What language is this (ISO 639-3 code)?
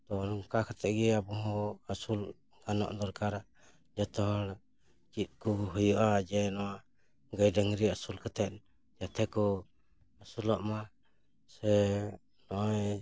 sat